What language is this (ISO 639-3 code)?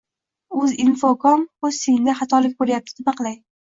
uzb